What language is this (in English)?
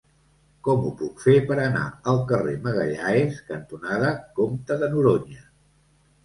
Catalan